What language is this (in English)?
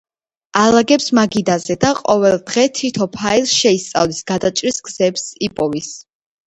Georgian